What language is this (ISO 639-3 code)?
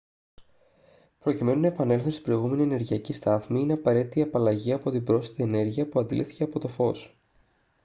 ell